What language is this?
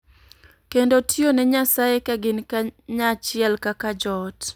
Luo (Kenya and Tanzania)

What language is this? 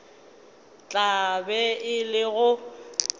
Northern Sotho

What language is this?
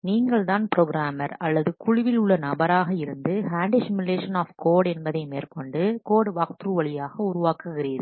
Tamil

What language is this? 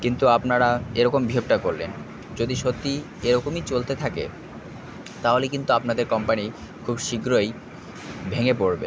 Bangla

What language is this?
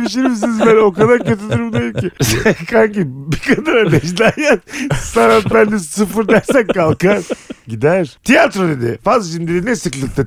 Turkish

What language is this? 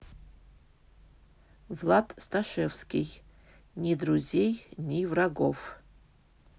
Russian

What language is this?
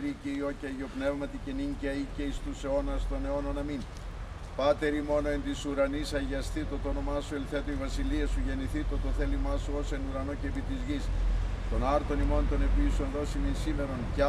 Greek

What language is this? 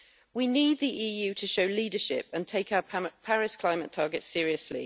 English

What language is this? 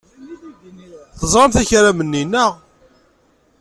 Kabyle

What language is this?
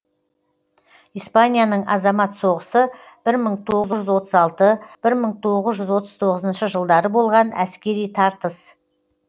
Kazakh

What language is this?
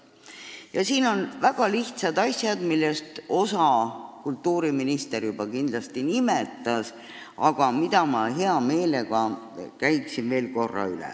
Estonian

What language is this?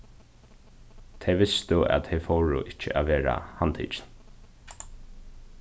Faroese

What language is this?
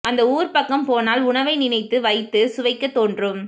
Tamil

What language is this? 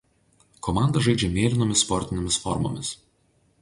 Lithuanian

